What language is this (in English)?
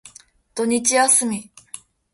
Japanese